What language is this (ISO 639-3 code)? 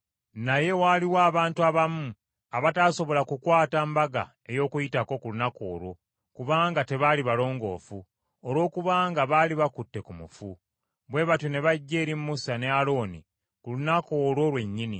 lug